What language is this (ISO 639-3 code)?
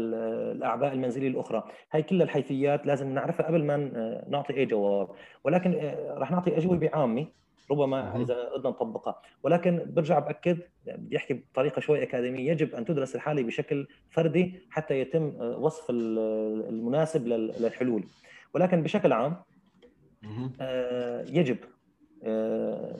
ara